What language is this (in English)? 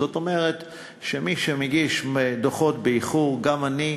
Hebrew